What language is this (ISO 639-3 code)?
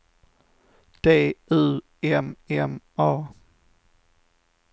swe